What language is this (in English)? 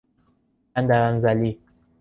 Persian